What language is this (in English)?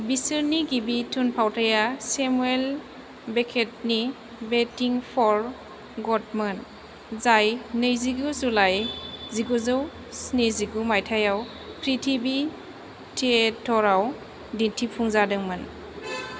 Bodo